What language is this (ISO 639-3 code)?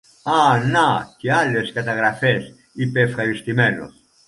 ell